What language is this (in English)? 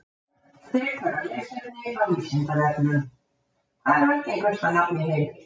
Icelandic